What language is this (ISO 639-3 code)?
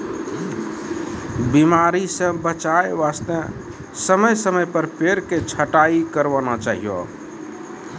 mai